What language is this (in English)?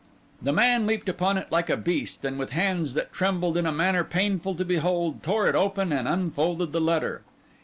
English